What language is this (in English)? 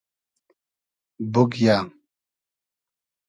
Hazaragi